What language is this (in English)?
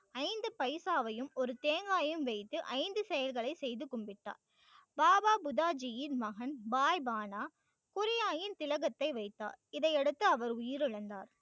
Tamil